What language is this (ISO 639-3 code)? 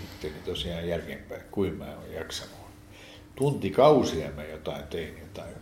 fin